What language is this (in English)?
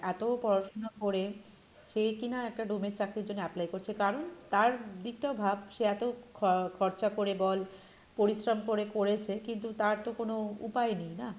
Bangla